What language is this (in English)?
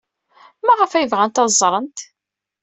Kabyle